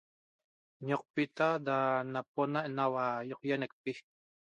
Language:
Toba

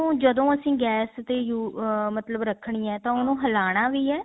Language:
Punjabi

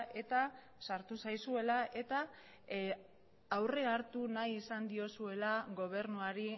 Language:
Basque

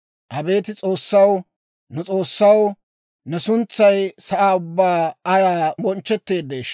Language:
Dawro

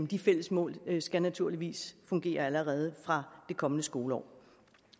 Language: Danish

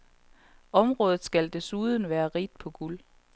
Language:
Danish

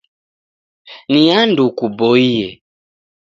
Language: Taita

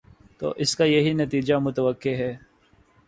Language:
Urdu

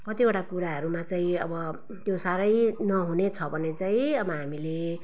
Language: Nepali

